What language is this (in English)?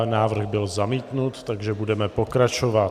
Czech